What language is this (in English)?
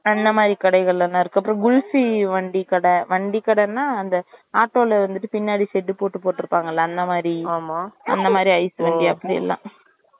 Tamil